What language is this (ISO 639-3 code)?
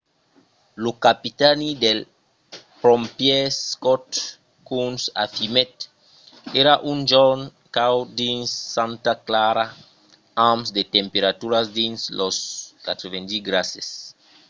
oci